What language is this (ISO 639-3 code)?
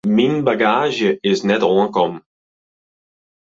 fry